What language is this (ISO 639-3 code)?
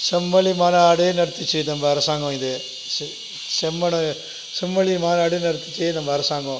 tam